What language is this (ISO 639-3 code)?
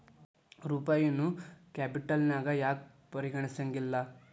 kan